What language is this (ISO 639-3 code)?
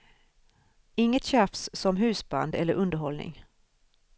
swe